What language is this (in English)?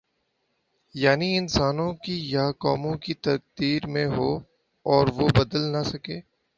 Urdu